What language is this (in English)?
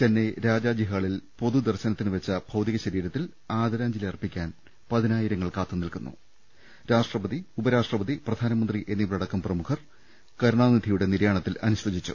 Malayalam